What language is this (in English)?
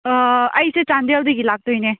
Manipuri